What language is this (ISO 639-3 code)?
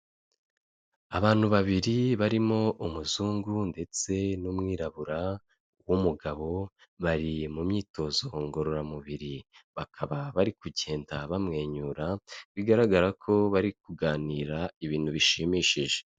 kin